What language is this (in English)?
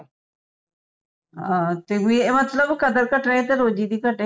Punjabi